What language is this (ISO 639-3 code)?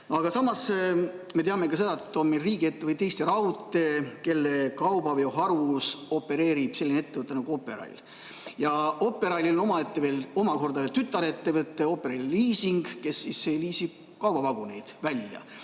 est